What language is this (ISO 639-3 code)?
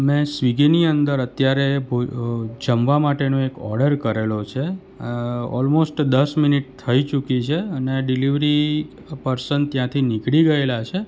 guj